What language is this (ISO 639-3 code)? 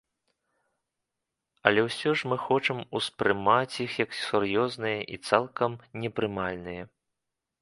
bel